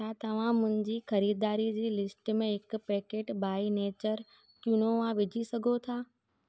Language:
Sindhi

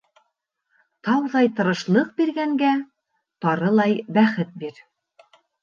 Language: Bashkir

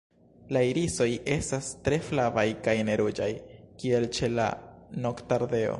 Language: Esperanto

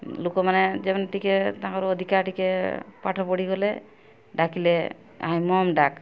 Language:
Odia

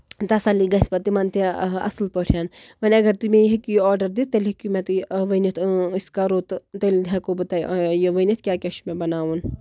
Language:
Kashmiri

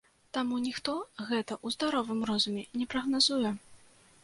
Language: Belarusian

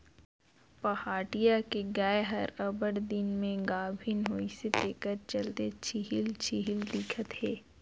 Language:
Chhattisgarhi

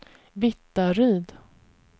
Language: Swedish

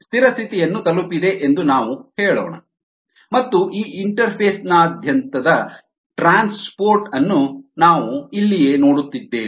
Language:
Kannada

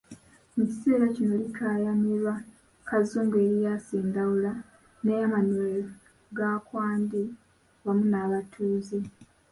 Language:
Ganda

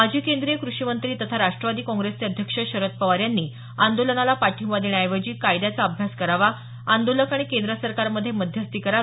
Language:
Marathi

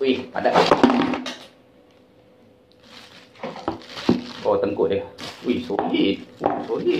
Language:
Malay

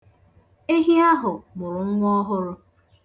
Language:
Igbo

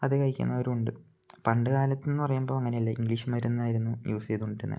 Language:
Malayalam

